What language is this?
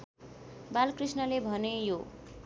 Nepali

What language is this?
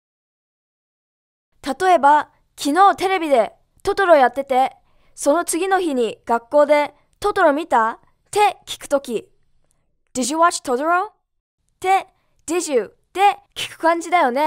Japanese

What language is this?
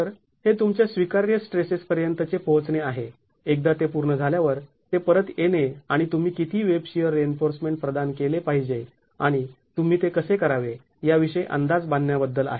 Marathi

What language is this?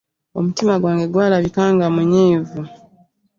Ganda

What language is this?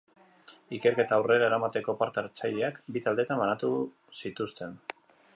Basque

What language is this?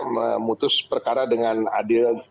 Indonesian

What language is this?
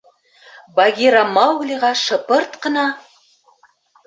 Bashkir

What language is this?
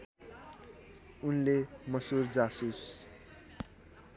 Nepali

